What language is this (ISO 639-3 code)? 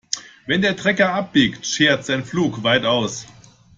deu